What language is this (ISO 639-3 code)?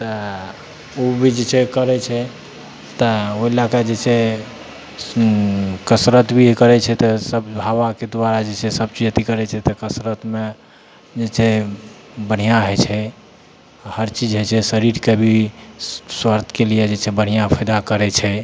mai